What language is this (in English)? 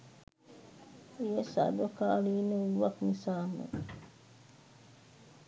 Sinhala